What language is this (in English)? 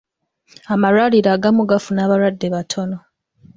Ganda